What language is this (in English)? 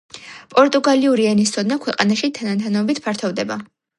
Georgian